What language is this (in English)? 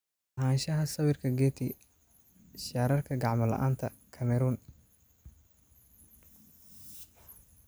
Somali